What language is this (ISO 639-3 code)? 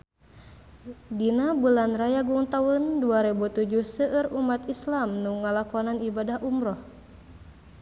sun